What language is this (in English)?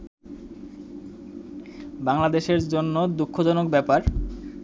Bangla